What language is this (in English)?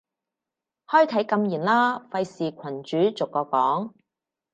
Cantonese